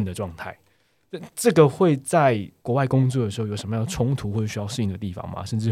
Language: Chinese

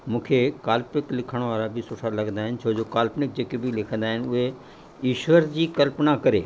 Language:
Sindhi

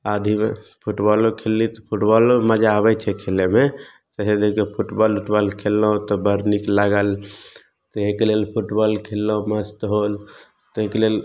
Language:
Maithili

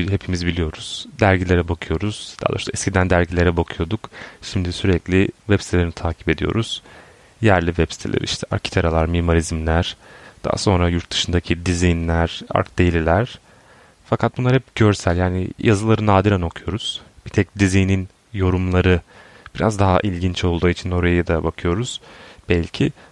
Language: Turkish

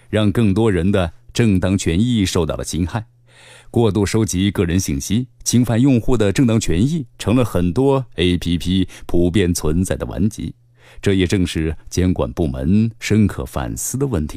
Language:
Chinese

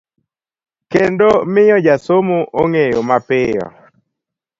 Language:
Luo (Kenya and Tanzania)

